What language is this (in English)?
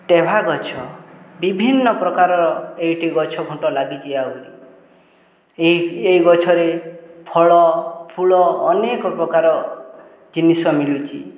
Odia